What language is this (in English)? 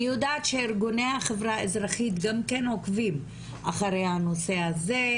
Hebrew